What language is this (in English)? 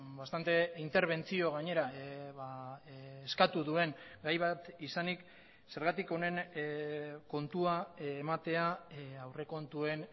Basque